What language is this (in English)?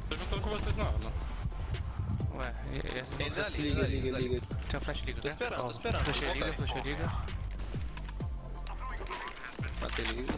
Portuguese